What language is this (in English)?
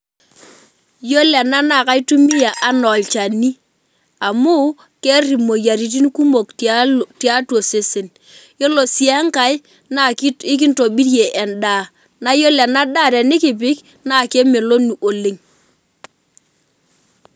Masai